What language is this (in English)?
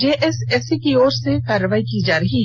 Hindi